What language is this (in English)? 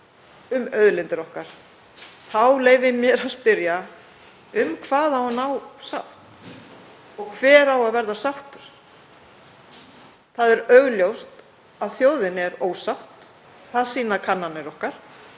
Icelandic